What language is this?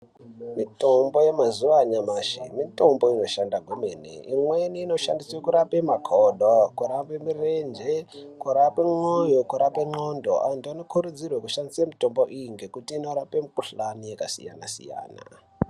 Ndau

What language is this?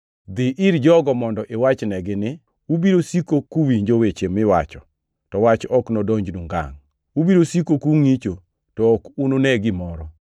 Luo (Kenya and Tanzania)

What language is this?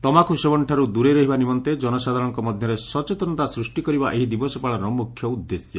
Odia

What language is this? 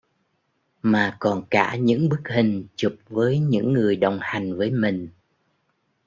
Vietnamese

